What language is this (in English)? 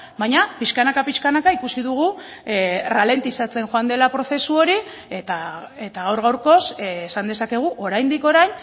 Basque